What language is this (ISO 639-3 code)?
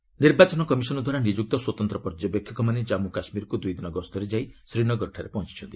ori